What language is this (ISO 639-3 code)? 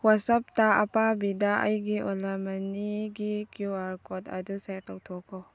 mni